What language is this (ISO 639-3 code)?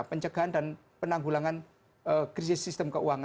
ind